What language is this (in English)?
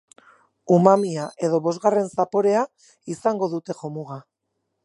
Basque